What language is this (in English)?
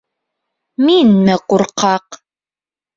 Bashkir